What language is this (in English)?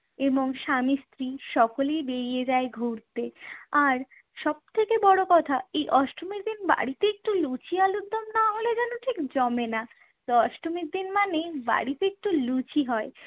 Bangla